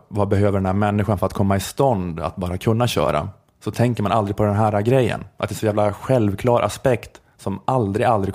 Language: Swedish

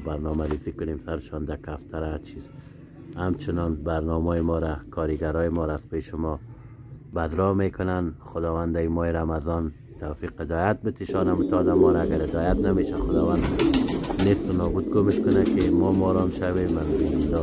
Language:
Persian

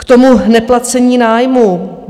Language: Czech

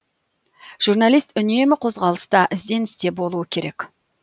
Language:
Kazakh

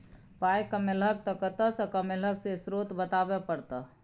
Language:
Maithili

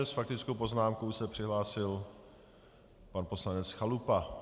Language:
Czech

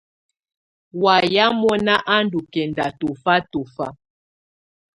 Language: Tunen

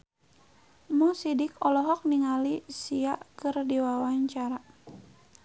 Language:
Sundanese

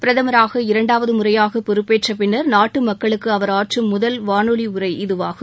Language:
Tamil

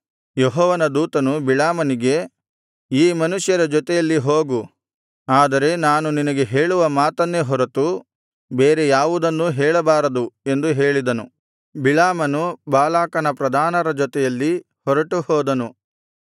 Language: Kannada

